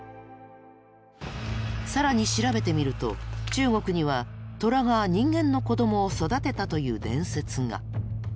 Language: Japanese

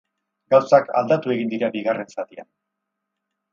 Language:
Basque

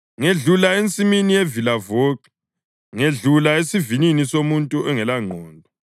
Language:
North Ndebele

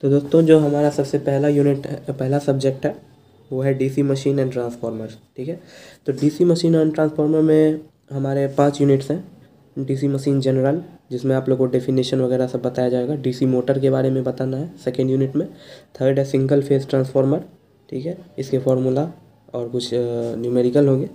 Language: Hindi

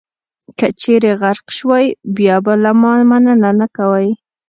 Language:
Pashto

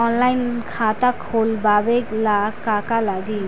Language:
Bhojpuri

